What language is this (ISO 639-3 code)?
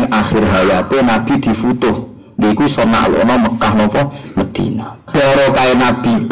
ind